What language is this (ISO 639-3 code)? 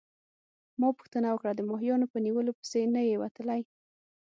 pus